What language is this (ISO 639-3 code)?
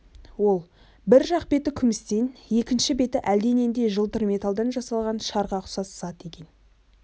kaz